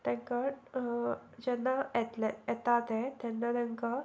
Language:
Konkani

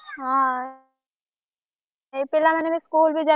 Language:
Odia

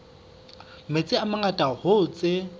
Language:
Southern Sotho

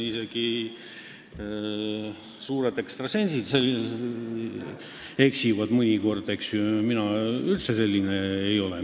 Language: Estonian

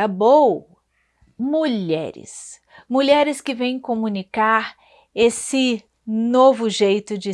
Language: Portuguese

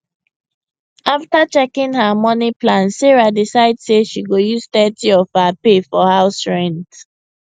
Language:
Nigerian Pidgin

